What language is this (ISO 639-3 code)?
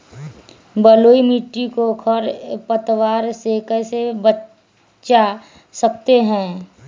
mag